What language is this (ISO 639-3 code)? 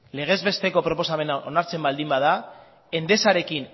eus